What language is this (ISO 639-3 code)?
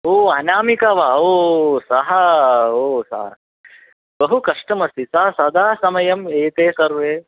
san